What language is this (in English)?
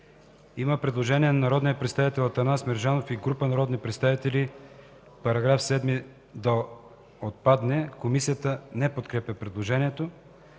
Bulgarian